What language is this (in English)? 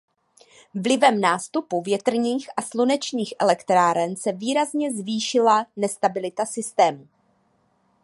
Czech